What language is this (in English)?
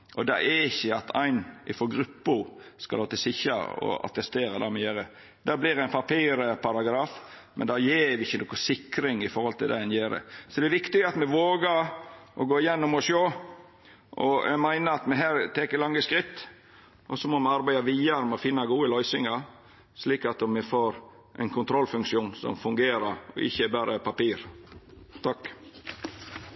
Norwegian